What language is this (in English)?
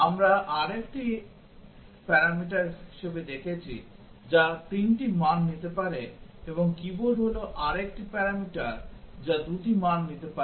Bangla